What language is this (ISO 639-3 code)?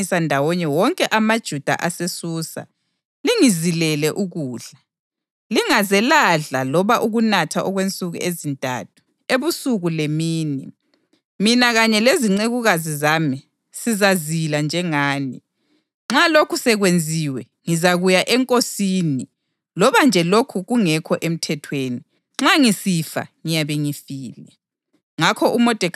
nde